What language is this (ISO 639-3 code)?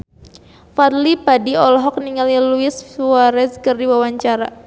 sun